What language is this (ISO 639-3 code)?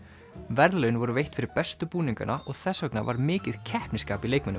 isl